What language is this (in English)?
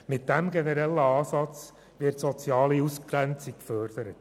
Swiss German